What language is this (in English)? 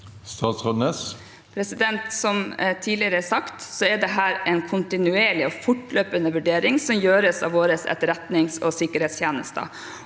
Norwegian